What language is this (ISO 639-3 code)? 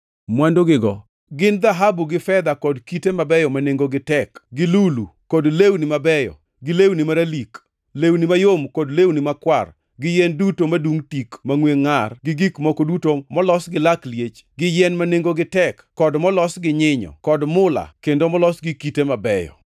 luo